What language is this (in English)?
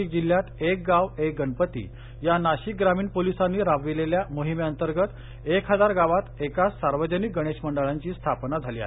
Marathi